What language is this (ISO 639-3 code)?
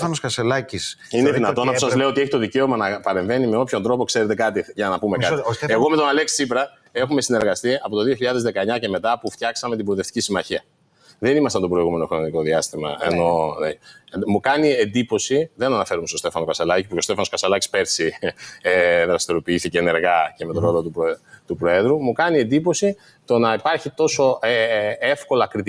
ell